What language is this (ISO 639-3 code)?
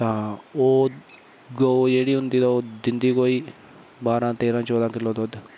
doi